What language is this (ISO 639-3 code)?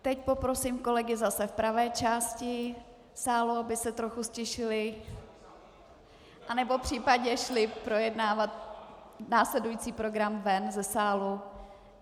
ces